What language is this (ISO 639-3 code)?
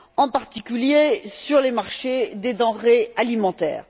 fra